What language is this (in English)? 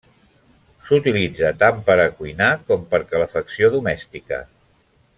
Catalan